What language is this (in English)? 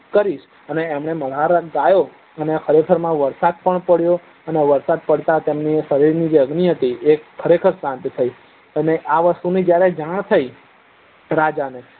Gujarati